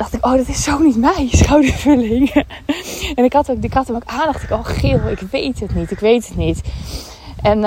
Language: Dutch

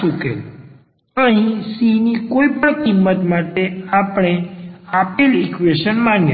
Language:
Gujarati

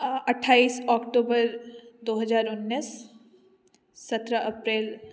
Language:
Maithili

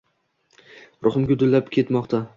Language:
Uzbek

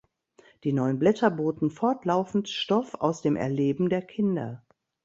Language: German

